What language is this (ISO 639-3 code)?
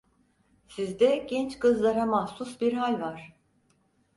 tur